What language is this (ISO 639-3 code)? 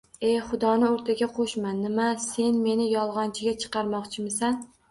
uzb